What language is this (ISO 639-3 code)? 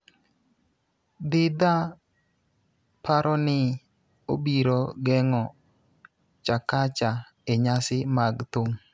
luo